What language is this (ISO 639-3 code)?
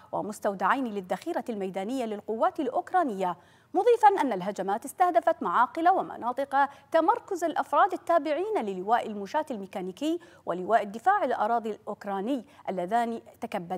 ara